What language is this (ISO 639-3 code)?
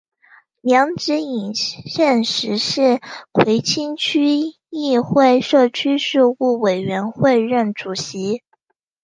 zho